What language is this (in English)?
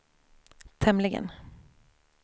Swedish